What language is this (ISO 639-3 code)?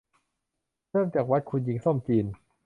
tha